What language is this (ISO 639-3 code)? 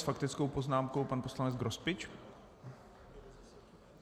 ces